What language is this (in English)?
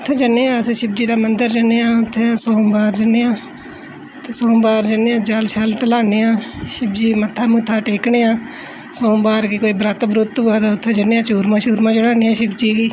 Dogri